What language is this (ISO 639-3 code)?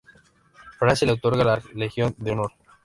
spa